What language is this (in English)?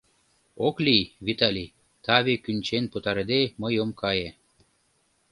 Mari